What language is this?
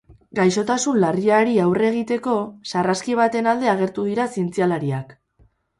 Basque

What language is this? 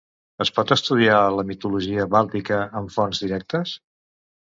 Catalan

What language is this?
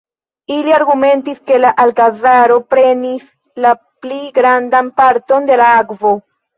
Esperanto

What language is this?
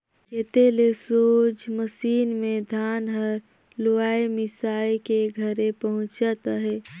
Chhattisgarhi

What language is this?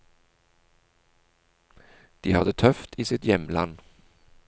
Norwegian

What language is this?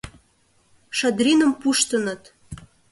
Mari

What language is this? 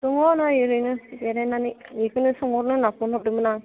Bodo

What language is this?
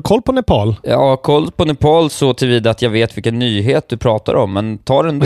Swedish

